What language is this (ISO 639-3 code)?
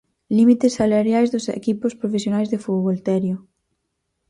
glg